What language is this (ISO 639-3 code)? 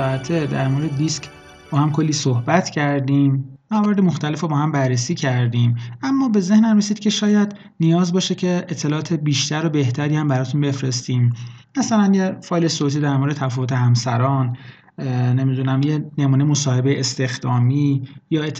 fas